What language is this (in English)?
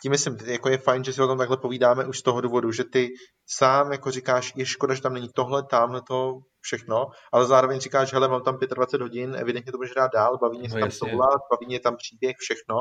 Czech